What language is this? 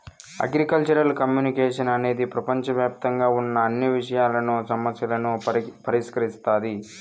Telugu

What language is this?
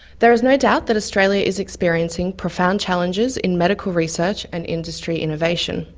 English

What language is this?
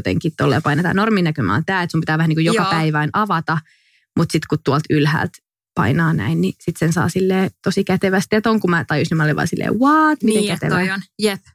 Finnish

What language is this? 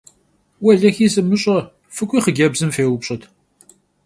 Kabardian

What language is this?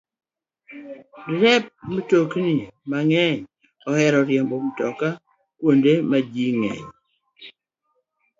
Luo (Kenya and Tanzania)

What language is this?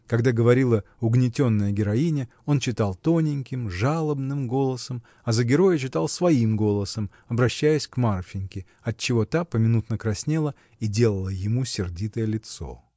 Russian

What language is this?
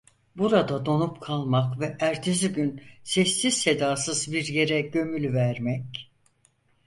Turkish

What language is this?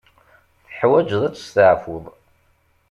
Kabyle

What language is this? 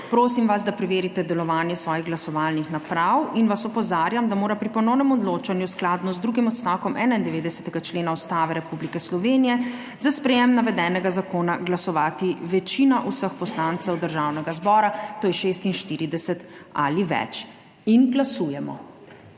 Slovenian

